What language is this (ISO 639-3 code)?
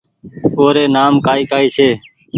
gig